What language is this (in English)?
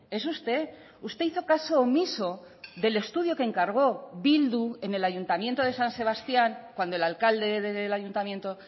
Spanish